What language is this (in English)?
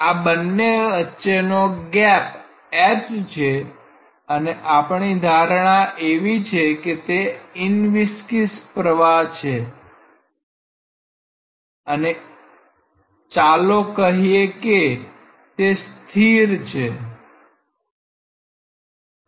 Gujarati